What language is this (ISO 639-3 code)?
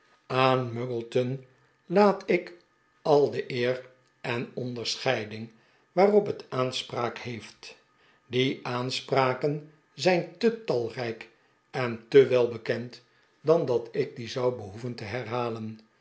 nld